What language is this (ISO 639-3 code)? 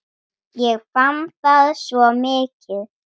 isl